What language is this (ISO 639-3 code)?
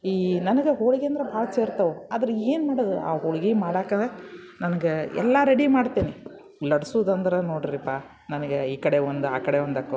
kan